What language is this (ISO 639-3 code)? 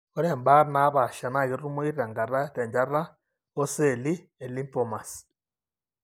mas